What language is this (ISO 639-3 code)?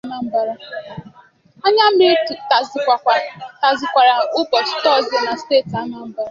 ibo